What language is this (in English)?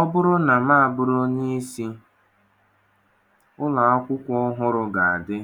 Igbo